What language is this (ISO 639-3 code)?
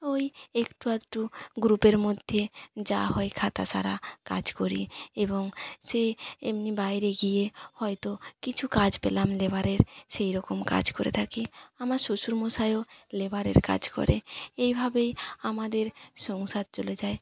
ben